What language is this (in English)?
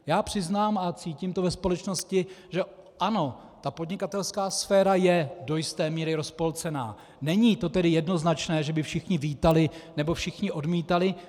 Czech